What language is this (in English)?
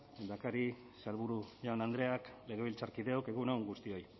Basque